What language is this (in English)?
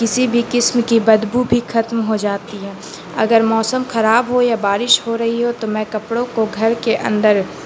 Urdu